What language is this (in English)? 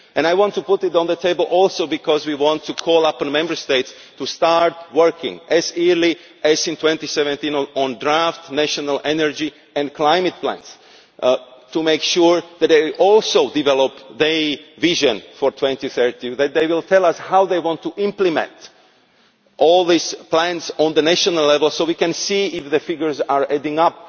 English